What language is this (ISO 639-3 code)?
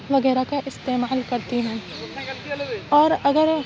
urd